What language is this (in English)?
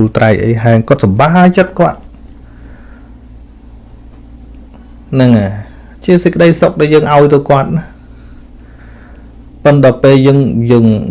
Vietnamese